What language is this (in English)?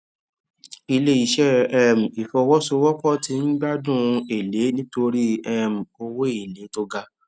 Yoruba